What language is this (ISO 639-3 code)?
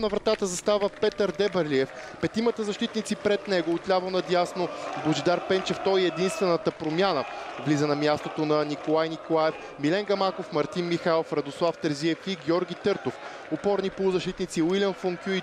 bul